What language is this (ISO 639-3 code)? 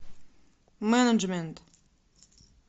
rus